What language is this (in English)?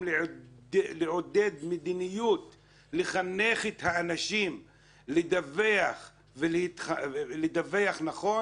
Hebrew